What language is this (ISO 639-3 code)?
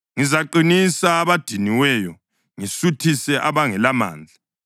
nde